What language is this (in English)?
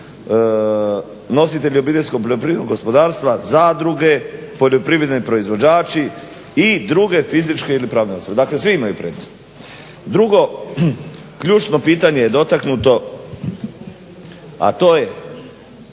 Croatian